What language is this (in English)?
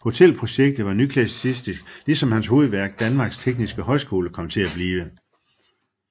Danish